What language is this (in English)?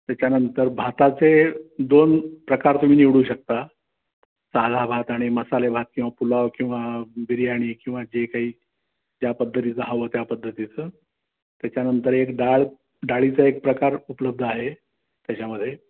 Marathi